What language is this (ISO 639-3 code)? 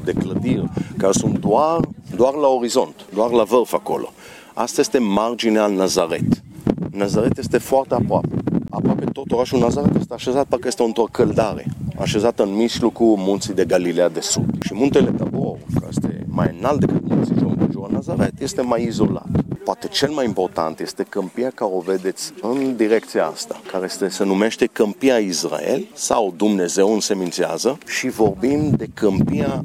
ron